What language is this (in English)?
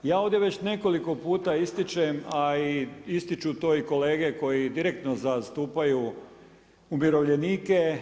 Croatian